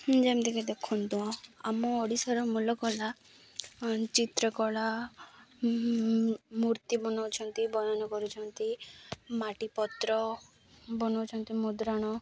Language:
Odia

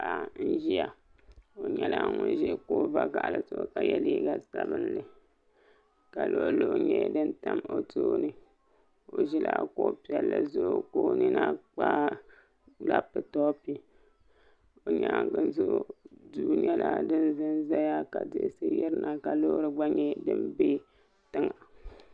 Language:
Dagbani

